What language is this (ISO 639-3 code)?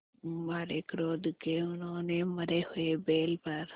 hin